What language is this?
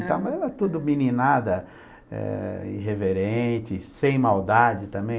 Portuguese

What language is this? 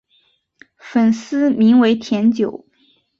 Chinese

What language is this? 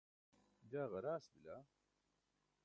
Burushaski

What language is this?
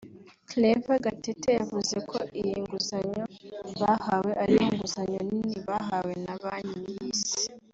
Kinyarwanda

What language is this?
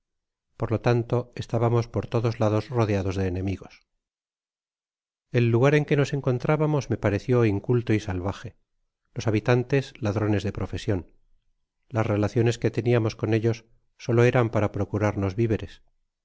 Spanish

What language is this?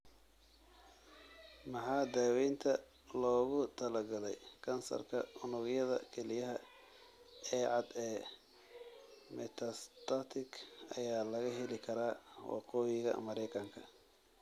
Somali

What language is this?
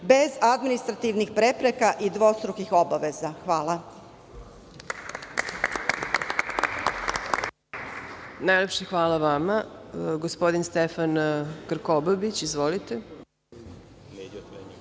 Serbian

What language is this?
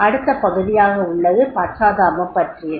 Tamil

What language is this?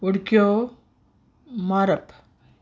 Konkani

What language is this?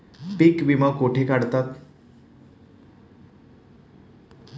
Marathi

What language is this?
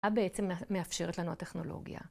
Hebrew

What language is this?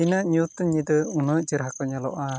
Santali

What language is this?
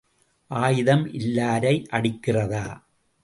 Tamil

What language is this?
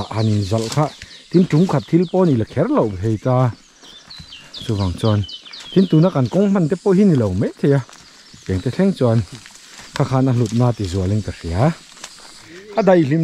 Thai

